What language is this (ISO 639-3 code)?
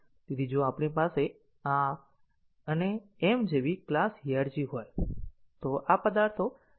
guj